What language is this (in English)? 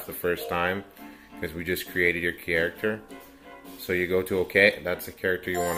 English